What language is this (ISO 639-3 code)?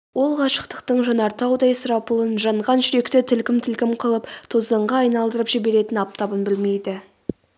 kaz